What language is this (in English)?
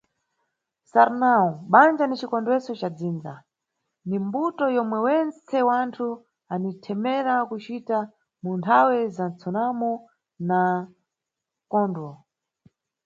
Nyungwe